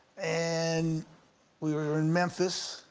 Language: English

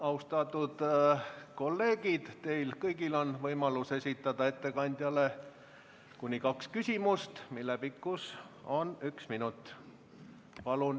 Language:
Estonian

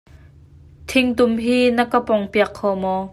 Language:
Hakha Chin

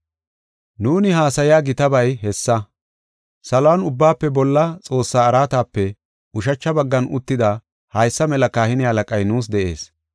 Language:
Gofa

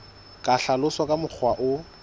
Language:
Southern Sotho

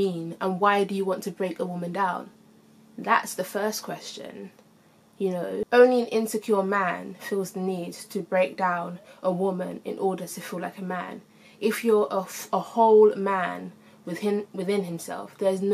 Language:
English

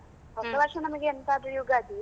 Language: Kannada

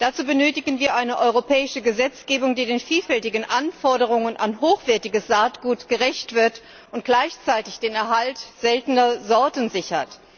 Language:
German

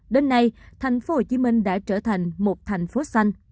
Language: Vietnamese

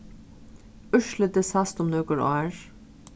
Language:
Faroese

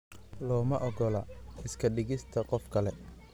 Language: Somali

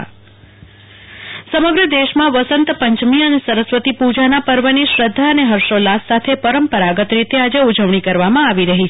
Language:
Gujarati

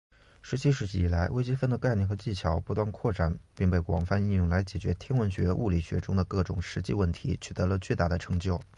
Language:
Chinese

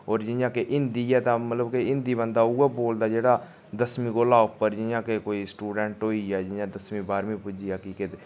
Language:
Dogri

